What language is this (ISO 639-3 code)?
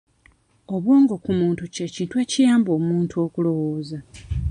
lug